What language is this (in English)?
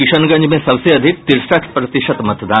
Hindi